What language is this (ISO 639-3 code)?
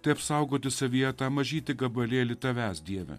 lit